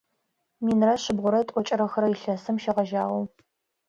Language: Adyghe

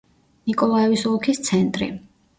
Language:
Georgian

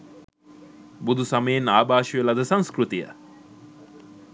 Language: Sinhala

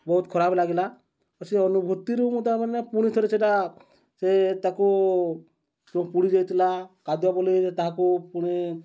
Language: Odia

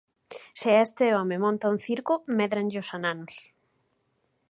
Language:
Galician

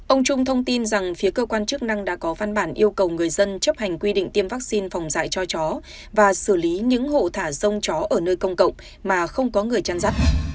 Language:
Vietnamese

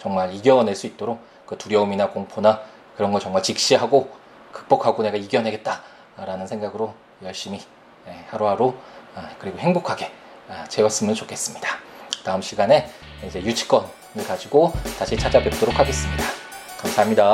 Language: Korean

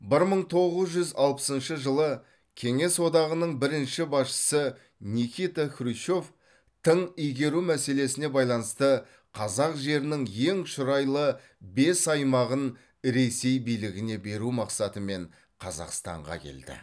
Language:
Kazakh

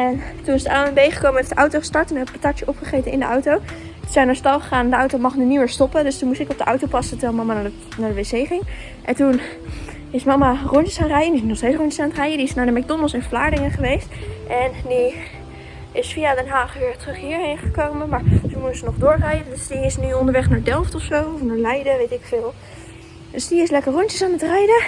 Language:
Dutch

